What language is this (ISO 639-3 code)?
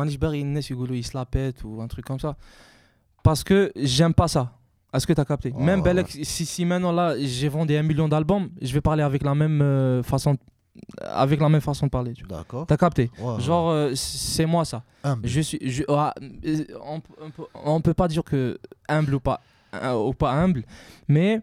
fra